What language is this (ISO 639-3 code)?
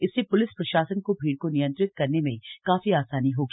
hin